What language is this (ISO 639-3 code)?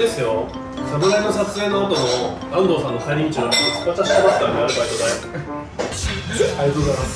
jpn